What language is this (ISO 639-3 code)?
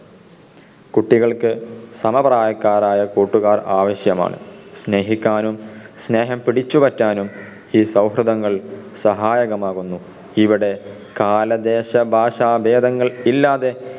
mal